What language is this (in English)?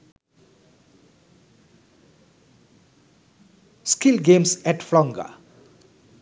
Sinhala